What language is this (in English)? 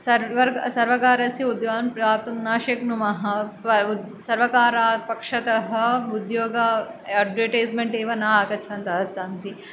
Sanskrit